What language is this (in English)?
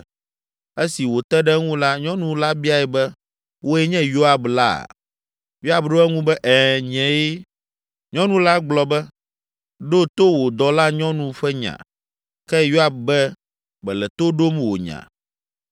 Ewe